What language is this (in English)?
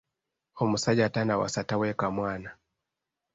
Ganda